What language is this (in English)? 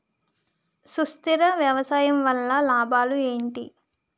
Telugu